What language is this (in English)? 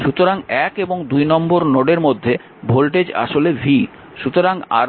Bangla